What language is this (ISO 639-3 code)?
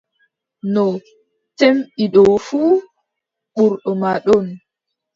fub